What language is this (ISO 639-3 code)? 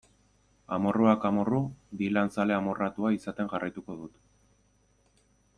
eus